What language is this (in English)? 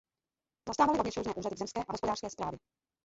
Czech